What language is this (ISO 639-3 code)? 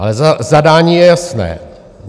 ces